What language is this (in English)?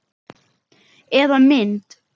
Icelandic